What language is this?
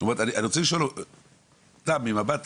Hebrew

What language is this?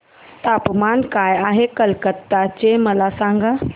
Marathi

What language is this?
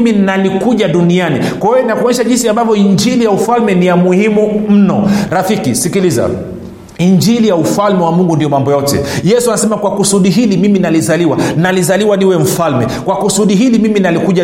Swahili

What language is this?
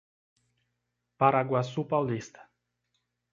Portuguese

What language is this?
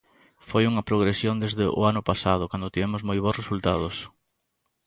Galician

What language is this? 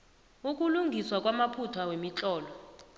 South Ndebele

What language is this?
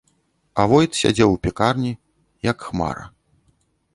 Belarusian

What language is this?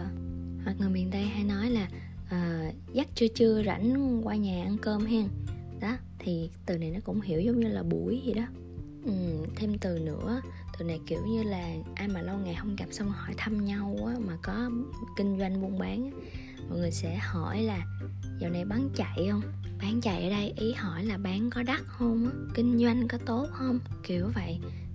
Vietnamese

